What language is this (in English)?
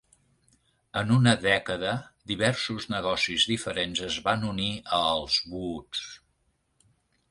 Catalan